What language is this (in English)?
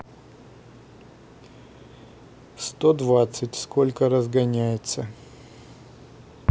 Russian